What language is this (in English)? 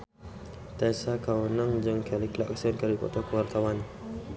Sundanese